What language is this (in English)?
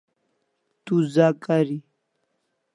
Kalasha